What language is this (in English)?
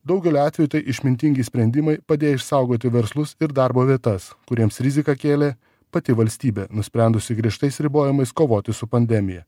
Lithuanian